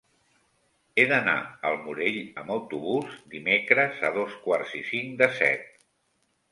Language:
Catalan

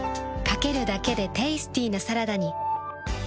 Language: Japanese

